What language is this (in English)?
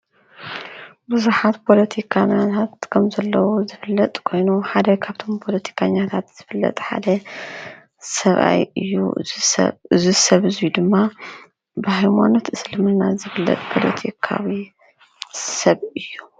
Tigrinya